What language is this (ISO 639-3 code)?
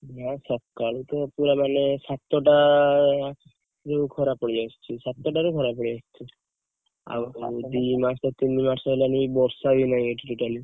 ori